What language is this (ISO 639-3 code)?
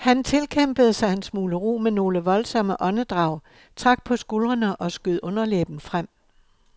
dan